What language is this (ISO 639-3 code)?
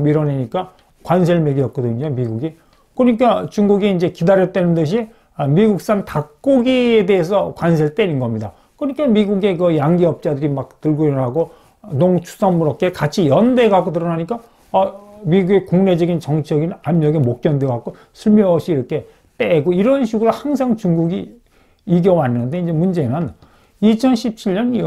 kor